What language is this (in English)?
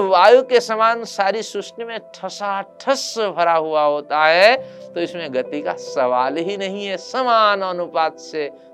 Hindi